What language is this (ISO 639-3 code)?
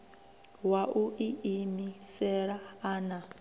ven